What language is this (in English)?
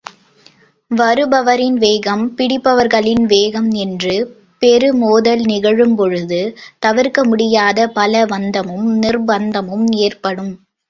Tamil